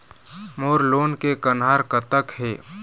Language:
Chhattisgarhi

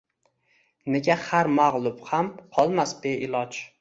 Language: Uzbek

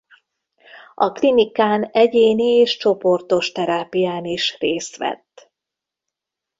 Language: Hungarian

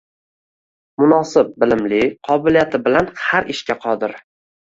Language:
Uzbek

